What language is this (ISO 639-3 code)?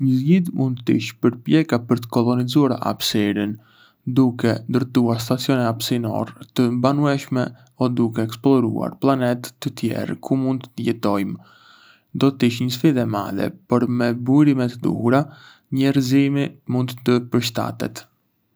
aae